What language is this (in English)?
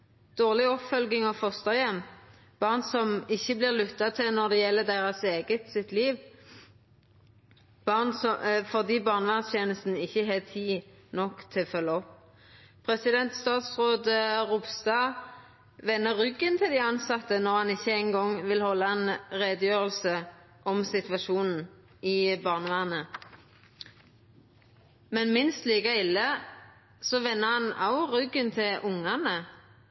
Norwegian Nynorsk